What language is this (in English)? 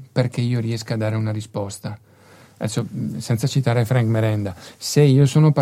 Italian